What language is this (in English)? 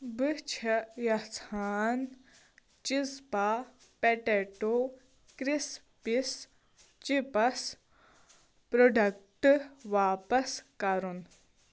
Kashmiri